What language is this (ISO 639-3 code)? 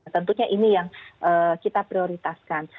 ind